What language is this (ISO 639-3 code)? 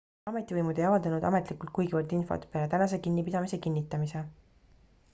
est